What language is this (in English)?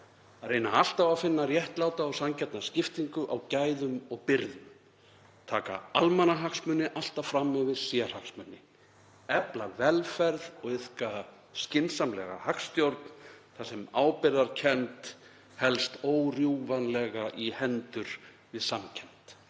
Icelandic